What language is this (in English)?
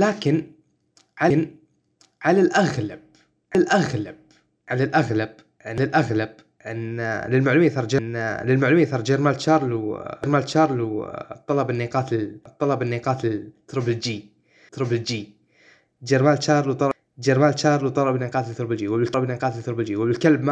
Arabic